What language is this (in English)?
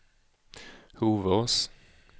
Swedish